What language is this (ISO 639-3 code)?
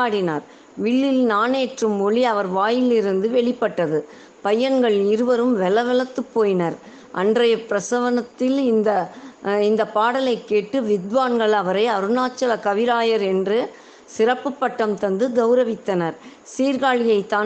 tam